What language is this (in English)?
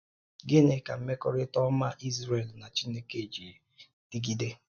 Igbo